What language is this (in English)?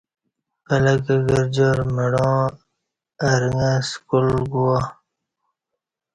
Kati